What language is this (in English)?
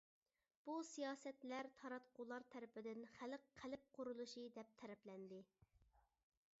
Uyghur